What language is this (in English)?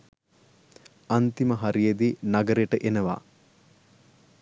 Sinhala